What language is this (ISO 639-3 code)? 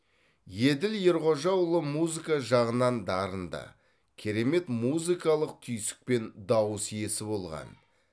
kaz